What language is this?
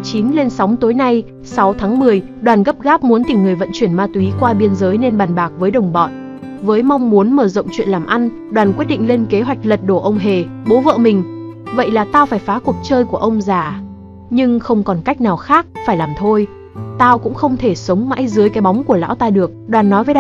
Vietnamese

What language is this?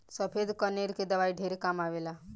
Bhojpuri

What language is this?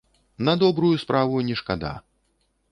Belarusian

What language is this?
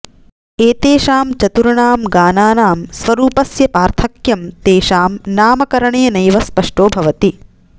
Sanskrit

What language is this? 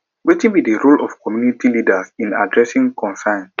Nigerian Pidgin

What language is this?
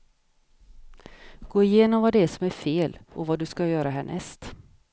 Swedish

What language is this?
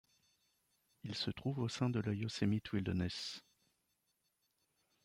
French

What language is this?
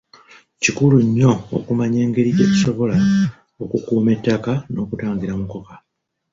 Ganda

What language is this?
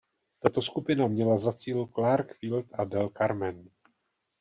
Czech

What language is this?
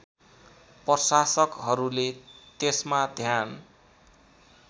Nepali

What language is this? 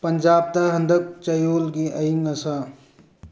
Manipuri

